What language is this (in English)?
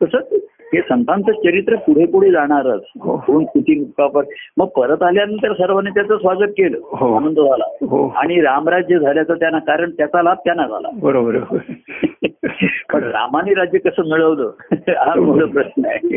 Marathi